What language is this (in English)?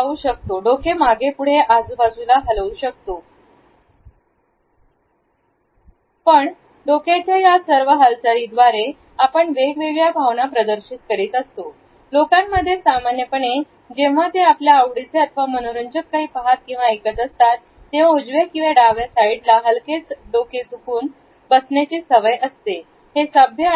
Marathi